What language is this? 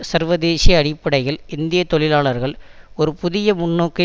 Tamil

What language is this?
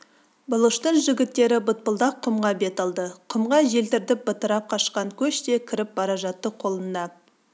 Kazakh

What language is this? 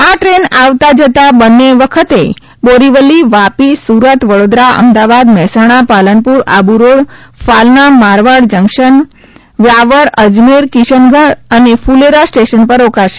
Gujarati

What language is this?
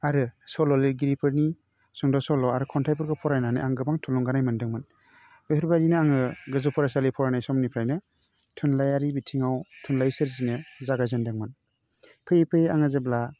Bodo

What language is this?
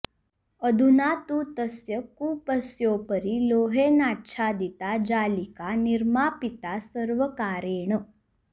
Sanskrit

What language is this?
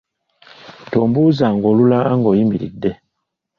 Ganda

